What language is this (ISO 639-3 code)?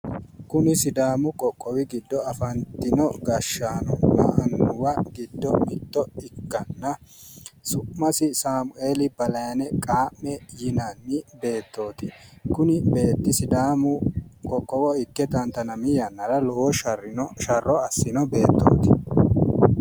sid